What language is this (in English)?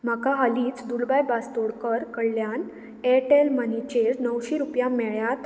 Konkani